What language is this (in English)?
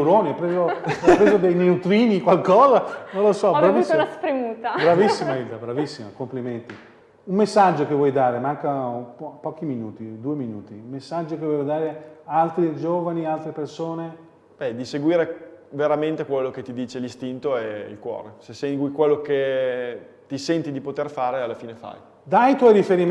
Italian